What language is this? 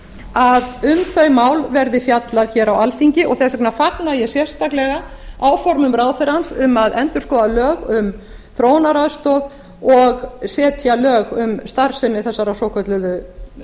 Icelandic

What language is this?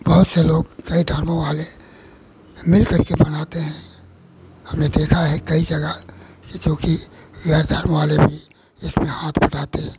Hindi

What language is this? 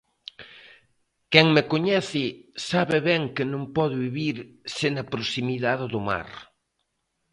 Galician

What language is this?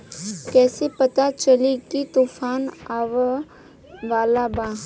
Bhojpuri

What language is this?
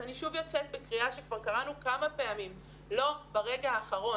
Hebrew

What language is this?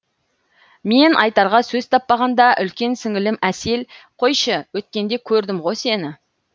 Kazakh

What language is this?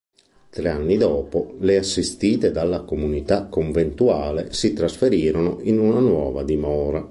Italian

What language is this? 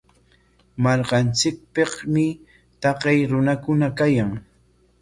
Corongo Ancash Quechua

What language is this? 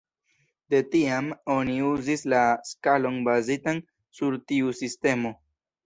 Esperanto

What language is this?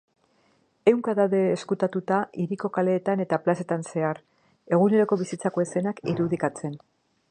Basque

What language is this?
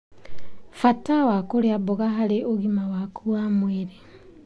Kikuyu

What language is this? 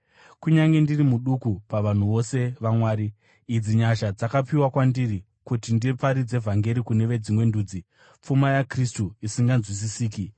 Shona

